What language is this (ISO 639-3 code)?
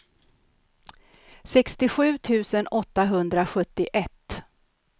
swe